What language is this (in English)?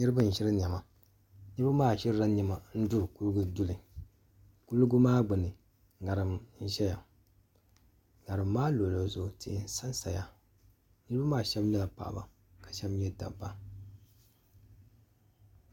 Dagbani